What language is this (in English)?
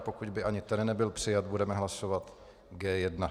Czech